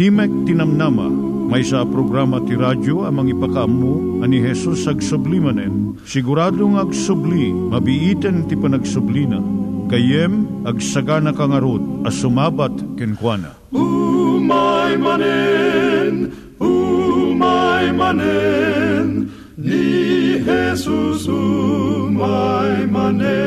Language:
Filipino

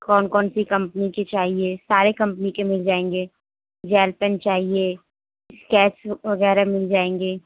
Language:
Urdu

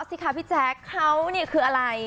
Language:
Thai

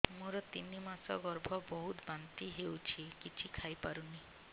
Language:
Odia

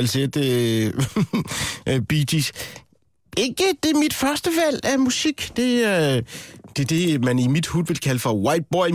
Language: Danish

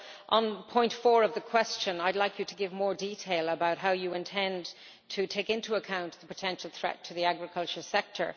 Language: English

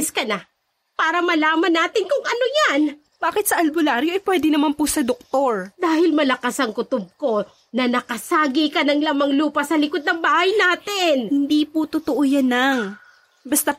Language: Filipino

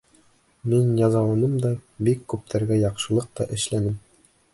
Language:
Bashkir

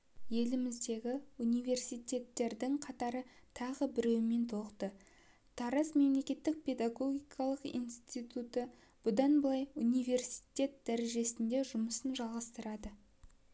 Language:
Kazakh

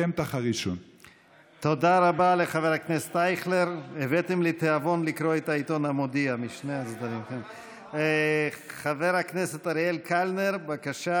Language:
Hebrew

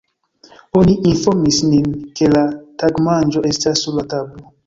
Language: Esperanto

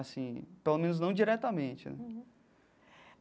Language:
Portuguese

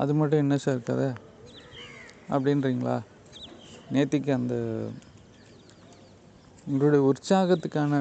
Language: Tamil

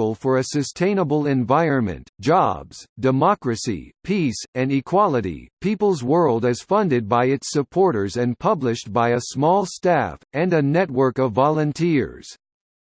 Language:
English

